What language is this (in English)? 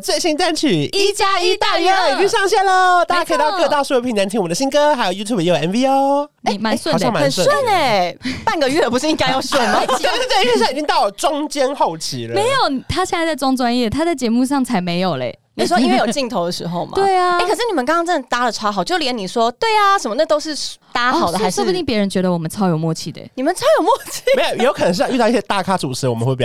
Chinese